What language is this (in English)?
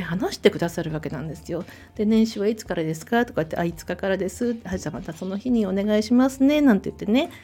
Japanese